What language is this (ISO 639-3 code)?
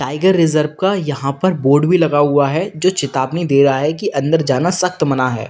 hin